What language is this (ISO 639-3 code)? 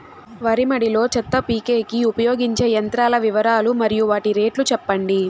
tel